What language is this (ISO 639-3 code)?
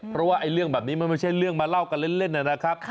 tha